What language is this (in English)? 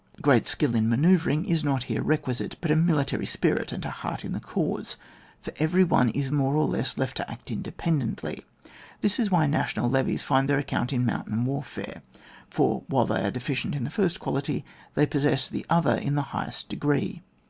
English